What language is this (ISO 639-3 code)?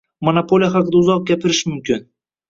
uzb